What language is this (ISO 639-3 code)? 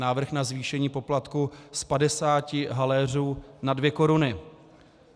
ces